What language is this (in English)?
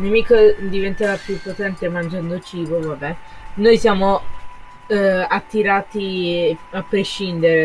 Italian